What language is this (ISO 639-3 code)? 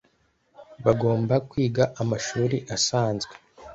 kin